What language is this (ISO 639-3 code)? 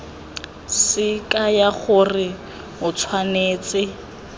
tsn